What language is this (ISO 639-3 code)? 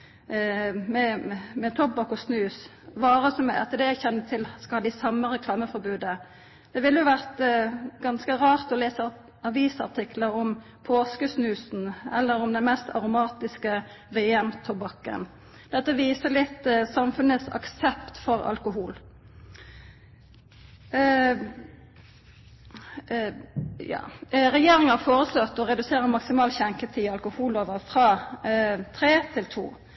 nno